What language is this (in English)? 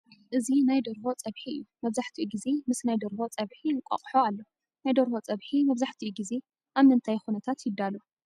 Tigrinya